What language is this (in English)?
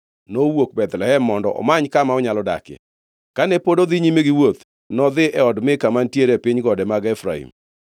Luo (Kenya and Tanzania)